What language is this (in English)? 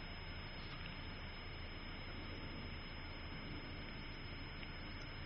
Hindi